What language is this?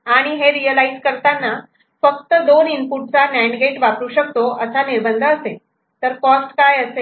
Marathi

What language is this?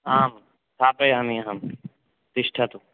Sanskrit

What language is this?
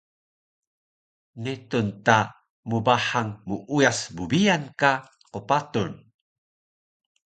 Taroko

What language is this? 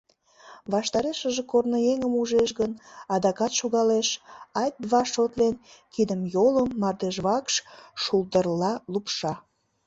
Mari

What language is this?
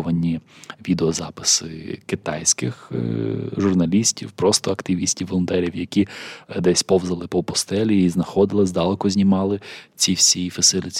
Ukrainian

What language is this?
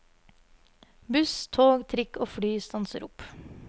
Norwegian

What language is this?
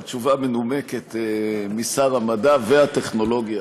Hebrew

